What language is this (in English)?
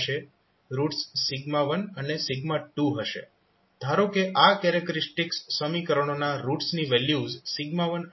Gujarati